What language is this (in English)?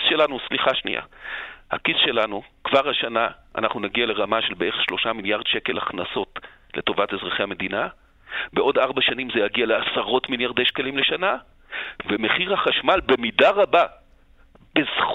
Hebrew